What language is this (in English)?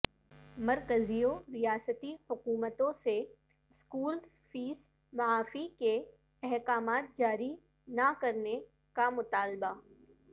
Urdu